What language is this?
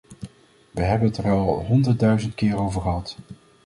Dutch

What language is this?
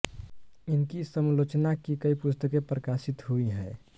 Hindi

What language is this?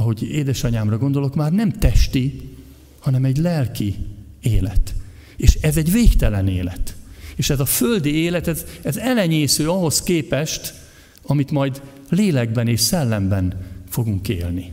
Hungarian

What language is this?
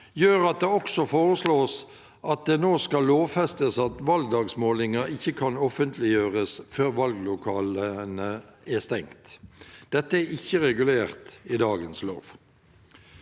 Norwegian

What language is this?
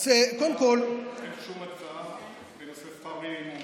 Hebrew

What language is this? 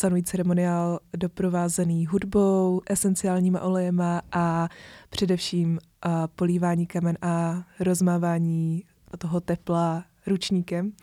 Czech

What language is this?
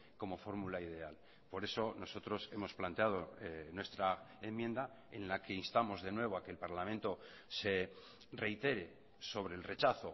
Spanish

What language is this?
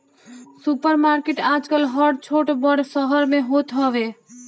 Bhojpuri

